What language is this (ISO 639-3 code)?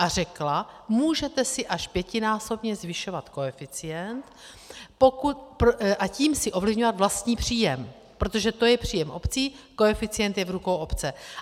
ces